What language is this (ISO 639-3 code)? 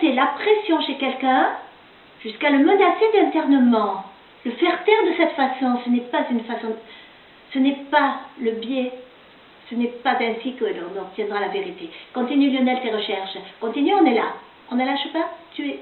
fra